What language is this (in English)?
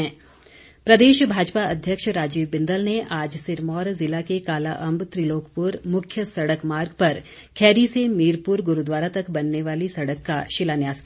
Hindi